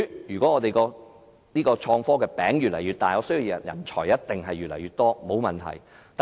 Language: Cantonese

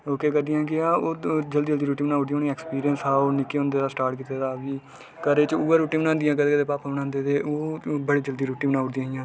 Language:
Dogri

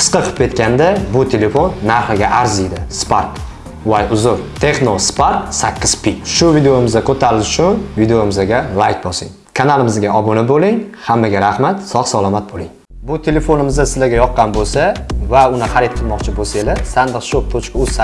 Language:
Turkish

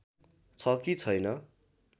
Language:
Nepali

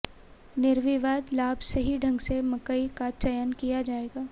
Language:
Hindi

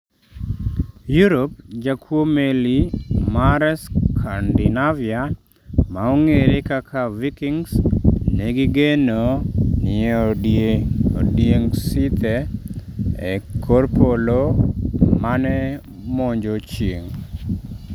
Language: Luo (Kenya and Tanzania)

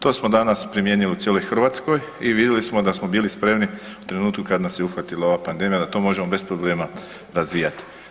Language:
Croatian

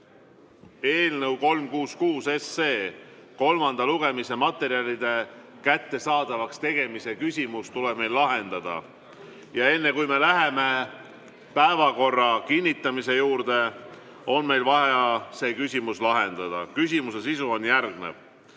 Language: Estonian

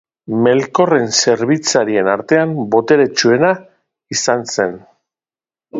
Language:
Basque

